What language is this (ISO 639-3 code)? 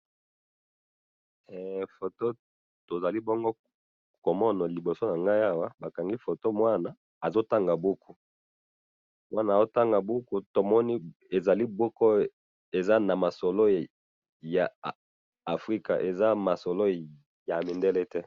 lin